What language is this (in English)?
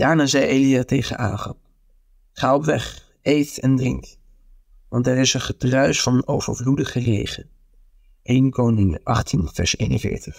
Dutch